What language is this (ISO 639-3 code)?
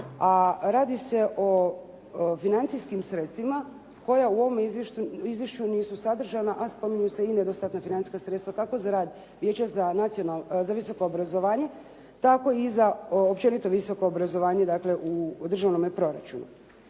hrv